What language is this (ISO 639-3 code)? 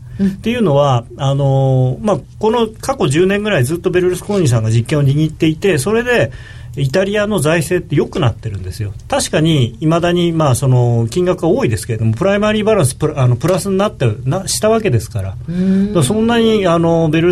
jpn